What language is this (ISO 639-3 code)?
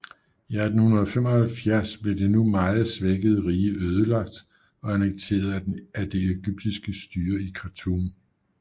dan